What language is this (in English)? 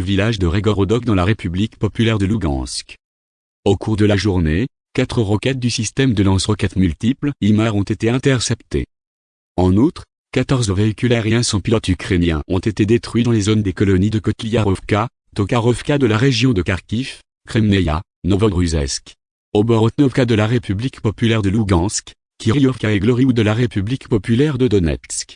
French